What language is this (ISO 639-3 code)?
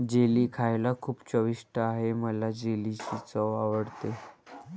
mar